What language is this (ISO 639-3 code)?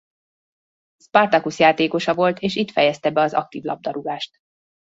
hun